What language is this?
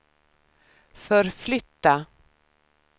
Swedish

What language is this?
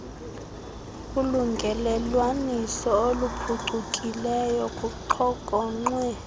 Xhosa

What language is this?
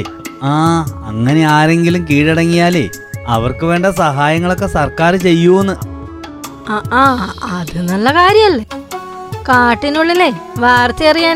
Malayalam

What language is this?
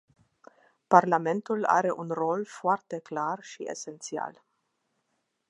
Romanian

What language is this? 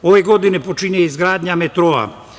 Serbian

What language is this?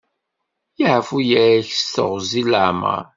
Kabyle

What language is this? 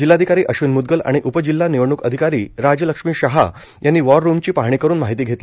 Marathi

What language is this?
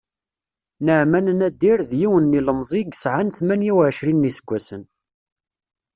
Kabyle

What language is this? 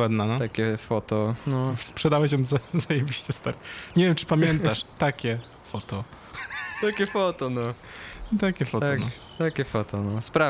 Polish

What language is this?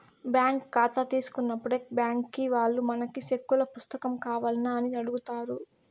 Telugu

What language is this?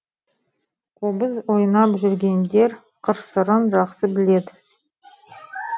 Kazakh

